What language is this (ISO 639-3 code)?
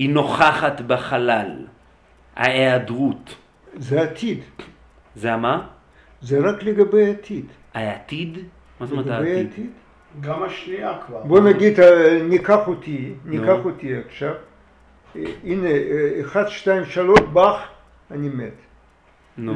heb